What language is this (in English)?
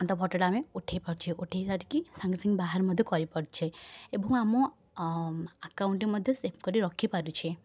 Odia